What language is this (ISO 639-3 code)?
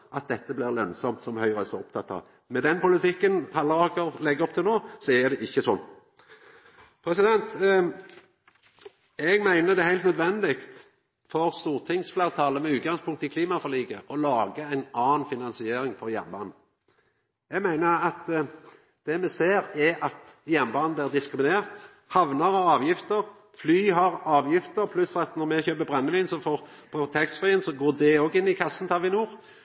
nno